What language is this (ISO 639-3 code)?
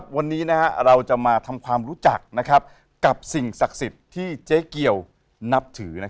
tha